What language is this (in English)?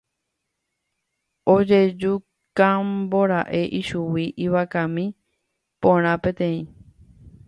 Guarani